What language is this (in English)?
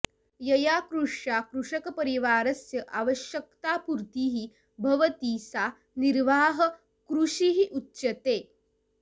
Sanskrit